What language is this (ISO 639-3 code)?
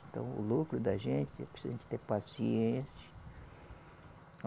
por